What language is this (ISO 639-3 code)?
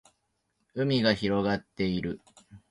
jpn